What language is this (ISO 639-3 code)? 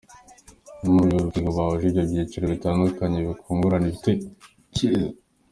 kin